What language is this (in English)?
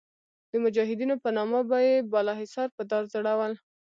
Pashto